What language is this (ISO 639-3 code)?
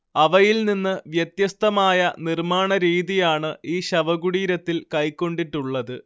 mal